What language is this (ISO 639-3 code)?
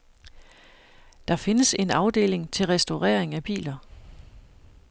dan